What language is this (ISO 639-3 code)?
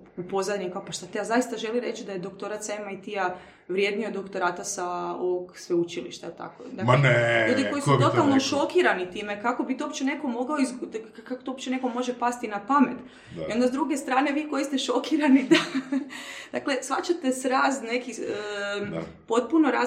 hrv